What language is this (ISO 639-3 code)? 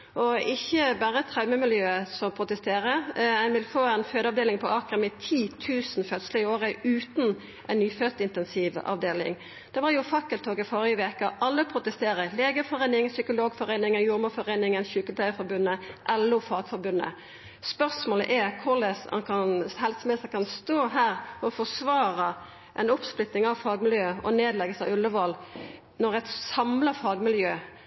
nno